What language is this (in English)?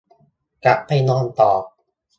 Thai